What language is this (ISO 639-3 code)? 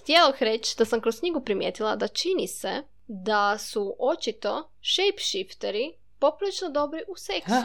hrv